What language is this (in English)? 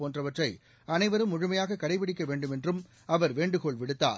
Tamil